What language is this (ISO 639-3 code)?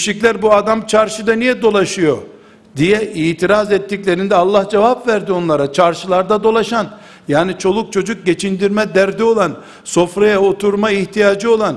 tur